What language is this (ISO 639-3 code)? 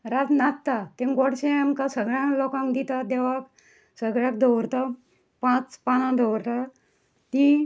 kok